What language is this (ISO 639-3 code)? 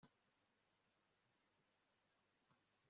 kin